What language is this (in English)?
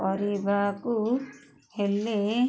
Odia